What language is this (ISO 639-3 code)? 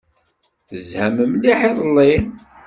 kab